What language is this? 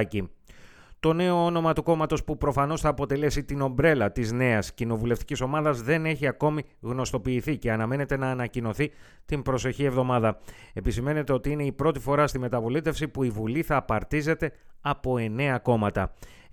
Greek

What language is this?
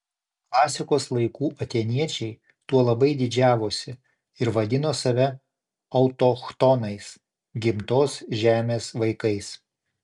Lithuanian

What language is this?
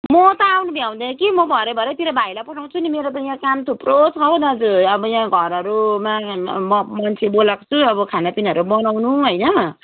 Nepali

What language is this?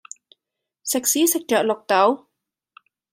Cantonese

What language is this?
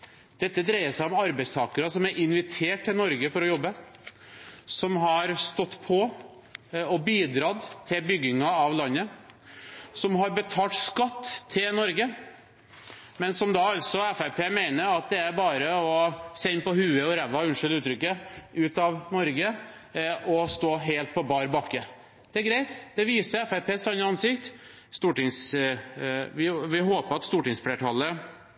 Norwegian Bokmål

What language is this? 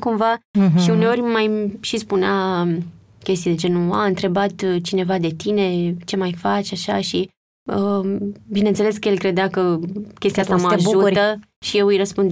Romanian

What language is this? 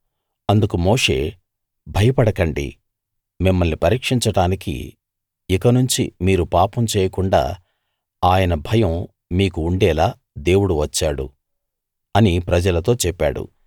Telugu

